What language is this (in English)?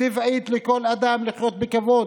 Hebrew